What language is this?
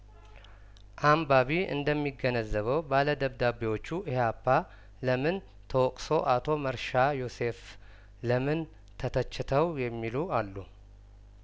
Amharic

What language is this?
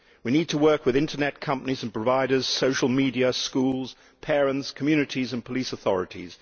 English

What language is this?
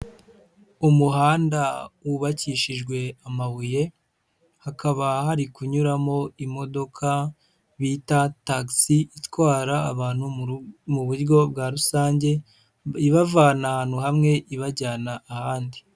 Kinyarwanda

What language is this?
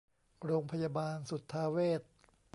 Thai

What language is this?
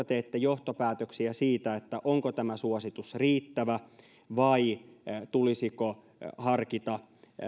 Finnish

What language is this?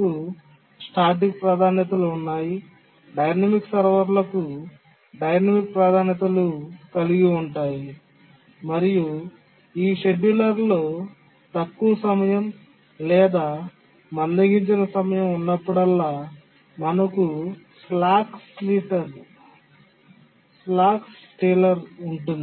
Telugu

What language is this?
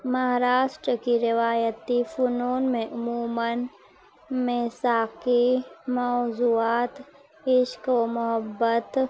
Urdu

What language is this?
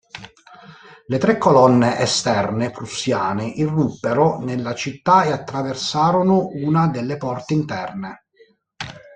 Italian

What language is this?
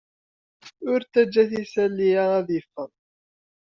Kabyle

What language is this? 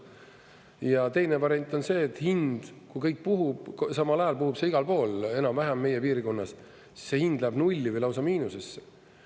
Estonian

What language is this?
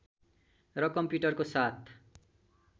Nepali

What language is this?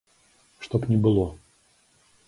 Belarusian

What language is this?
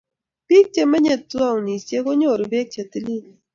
Kalenjin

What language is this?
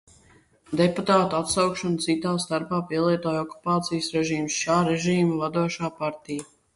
Latvian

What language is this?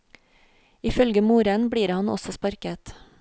Norwegian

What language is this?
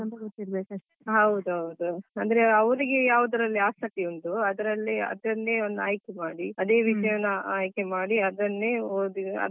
Kannada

